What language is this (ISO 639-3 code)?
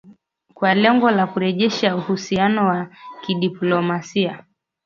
swa